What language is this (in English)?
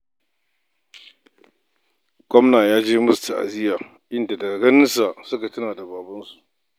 Hausa